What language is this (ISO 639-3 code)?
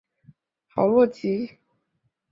zho